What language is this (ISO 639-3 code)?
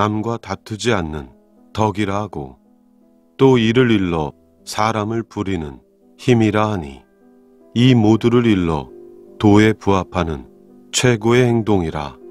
kor